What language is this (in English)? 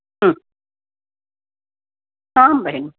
Sanskrit